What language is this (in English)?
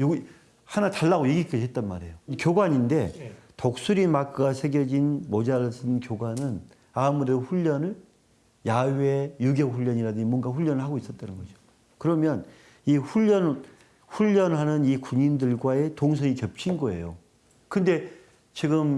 Korean